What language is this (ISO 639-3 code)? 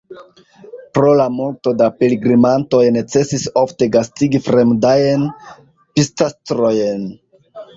epo